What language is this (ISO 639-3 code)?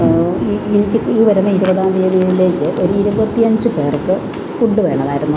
mal